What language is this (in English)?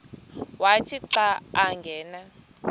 Xhosa